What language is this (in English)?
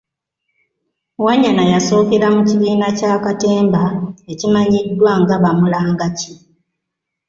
Ganda